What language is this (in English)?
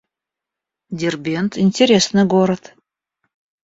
Russian